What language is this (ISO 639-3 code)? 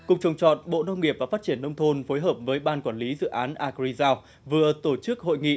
vie